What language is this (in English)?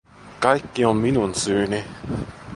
Finnish